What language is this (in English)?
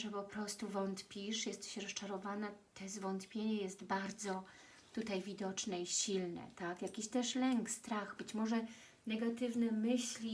Polish